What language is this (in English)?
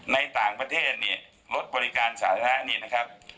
Thai